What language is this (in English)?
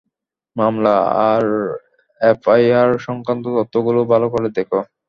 Bangla